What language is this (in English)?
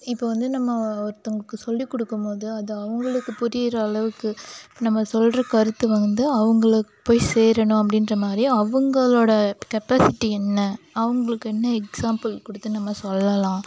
Tamil